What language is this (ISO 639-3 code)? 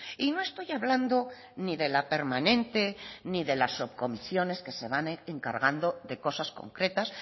spa